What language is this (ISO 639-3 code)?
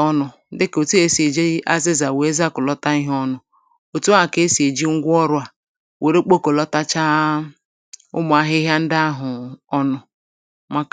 ibo